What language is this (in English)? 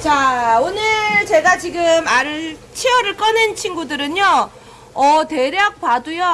Korean